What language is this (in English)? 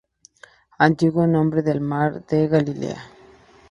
Spanish